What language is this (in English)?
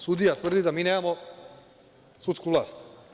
Serbian